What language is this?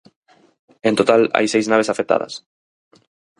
Galician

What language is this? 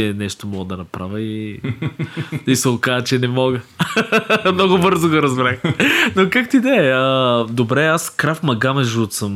Bulgarian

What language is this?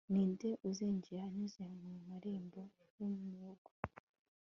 Kinyarwanda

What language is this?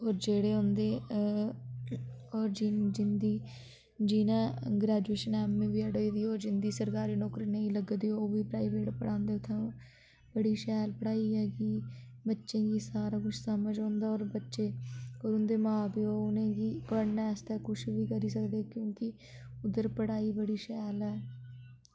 Dogri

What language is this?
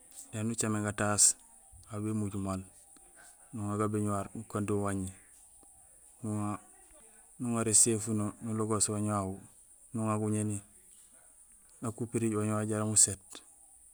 Gusilay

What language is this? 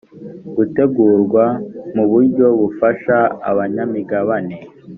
Kinyarwanda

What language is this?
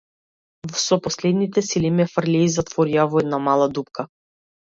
Macedonian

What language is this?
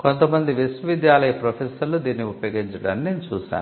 Telugu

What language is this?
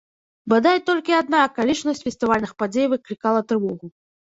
Belarusian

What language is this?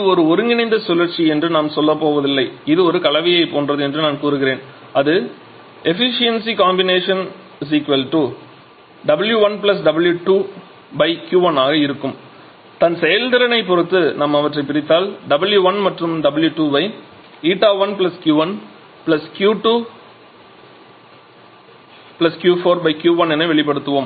Tamil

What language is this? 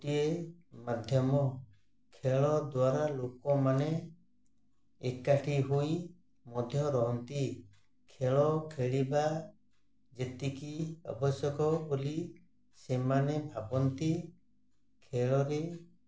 Odia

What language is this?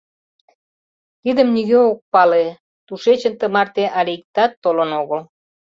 Mari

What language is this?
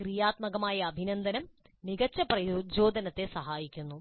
Malayalam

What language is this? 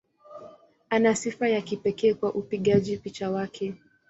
Swahili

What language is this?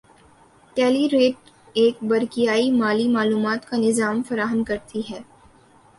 Urdu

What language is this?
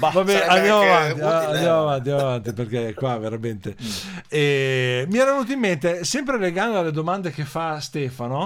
Italian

